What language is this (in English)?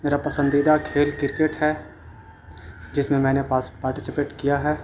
Urdu